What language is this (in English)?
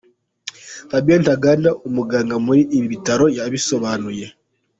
Kinyarwanda